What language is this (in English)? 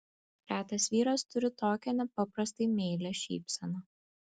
Lithuanian